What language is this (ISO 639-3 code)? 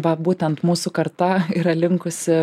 lit